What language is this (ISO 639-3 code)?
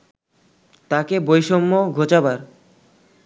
ben